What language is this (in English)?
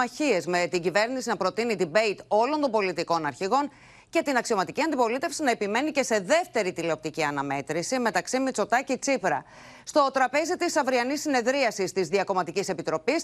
Greek